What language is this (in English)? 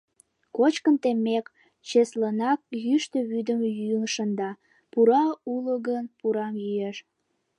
Mari